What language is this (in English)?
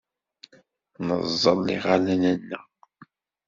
Kabyle